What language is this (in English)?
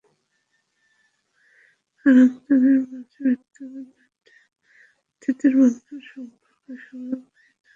Bangla